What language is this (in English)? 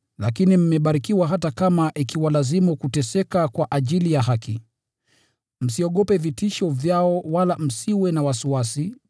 Swahili